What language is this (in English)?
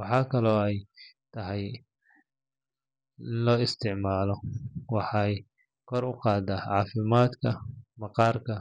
Somali